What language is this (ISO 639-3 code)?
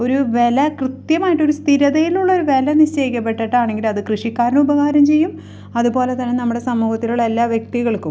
mal